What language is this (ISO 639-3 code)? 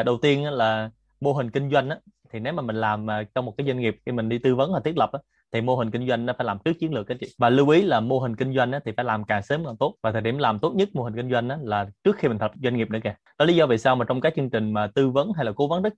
vie